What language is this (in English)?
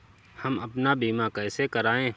Hindi